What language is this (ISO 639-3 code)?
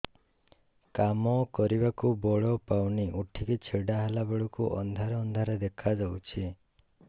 ori